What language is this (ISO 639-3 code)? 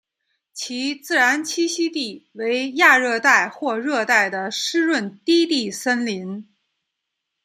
zho